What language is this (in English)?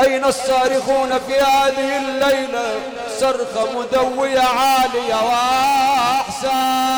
Arabic